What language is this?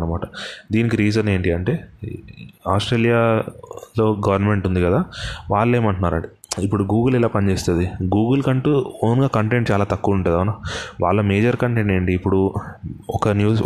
Telugu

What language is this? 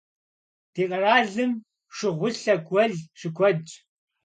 Kabardian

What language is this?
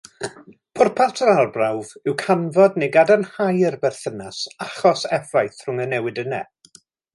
Welsh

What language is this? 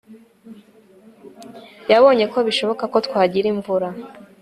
Kinyarwanda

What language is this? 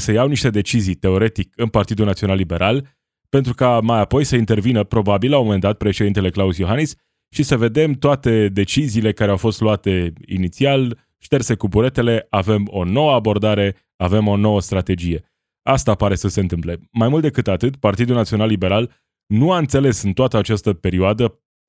Romanian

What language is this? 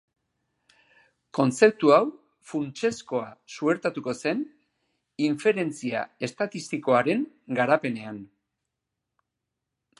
Basque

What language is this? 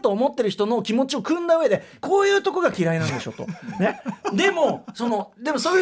Japanese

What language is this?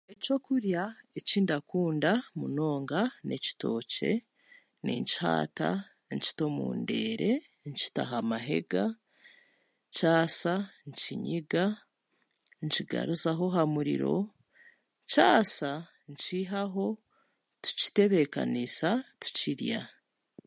Chiga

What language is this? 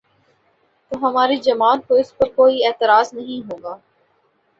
Urdu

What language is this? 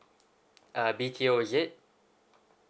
English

